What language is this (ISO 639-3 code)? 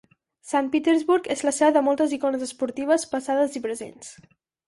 cat